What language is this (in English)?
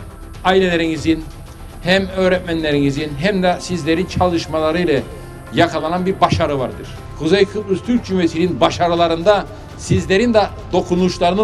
Turkish